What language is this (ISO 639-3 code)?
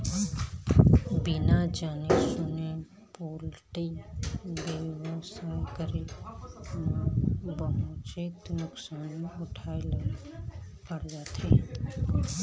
hne